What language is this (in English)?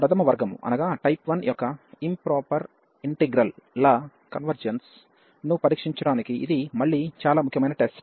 Telugu